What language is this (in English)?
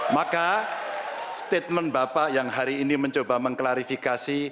Indonesian